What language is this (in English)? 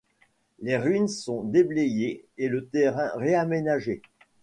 French